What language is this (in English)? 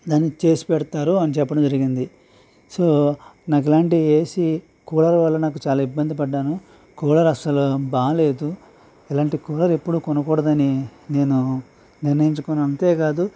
Telugu